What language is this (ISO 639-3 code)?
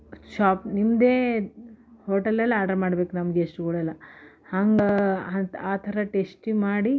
kan